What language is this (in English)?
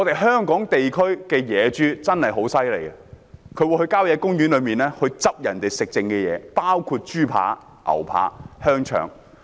Cantonese